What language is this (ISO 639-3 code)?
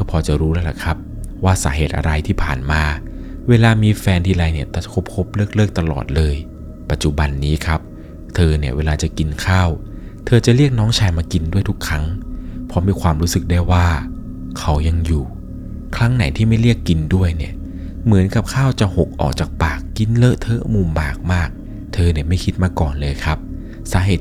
tha